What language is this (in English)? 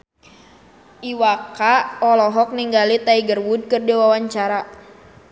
Sundanese